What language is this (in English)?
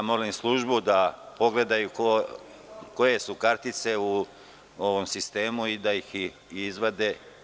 Serbian